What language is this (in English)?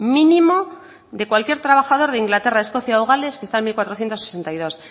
Spanish